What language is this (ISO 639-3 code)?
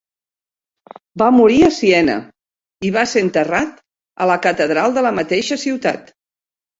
cat